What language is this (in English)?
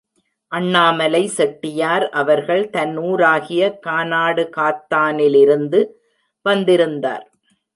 Tamil